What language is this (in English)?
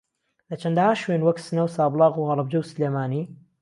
Central Kurdish